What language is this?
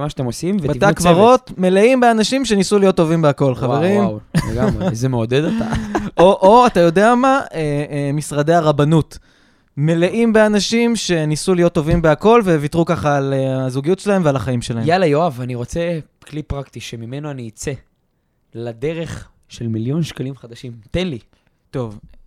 Hebrew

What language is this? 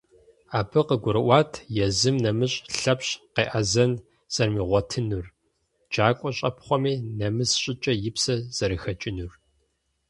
Kabardian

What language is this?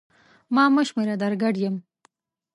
Pashto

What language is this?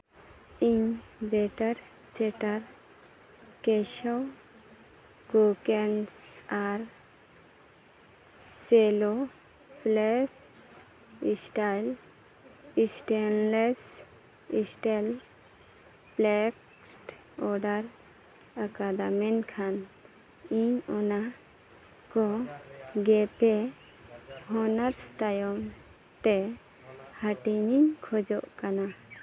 Santali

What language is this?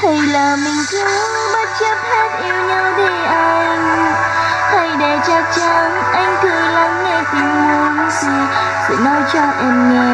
Vietnamese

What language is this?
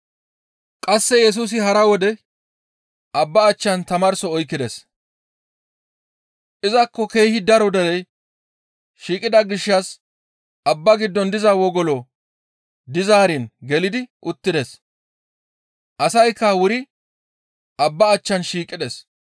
Gamo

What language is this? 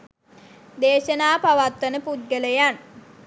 Sinhala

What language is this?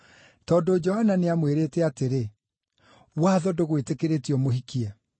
Kikuyu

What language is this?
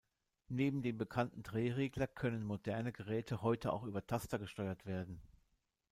German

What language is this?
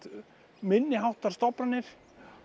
Icelandic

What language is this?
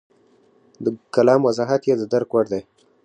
Pashto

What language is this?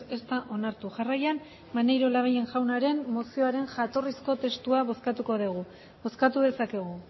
Basque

